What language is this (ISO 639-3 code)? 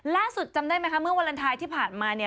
tha